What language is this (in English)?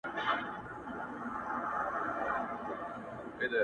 Pashto